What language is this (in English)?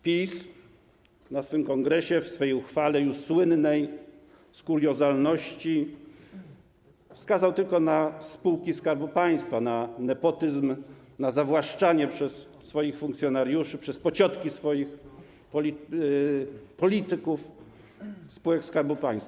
Polish